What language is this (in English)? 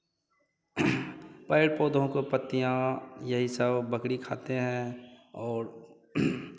Hindi